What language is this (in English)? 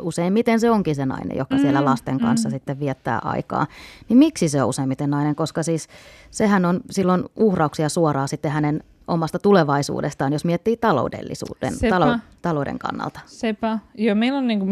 Finnish